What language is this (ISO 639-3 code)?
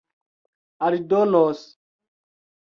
epo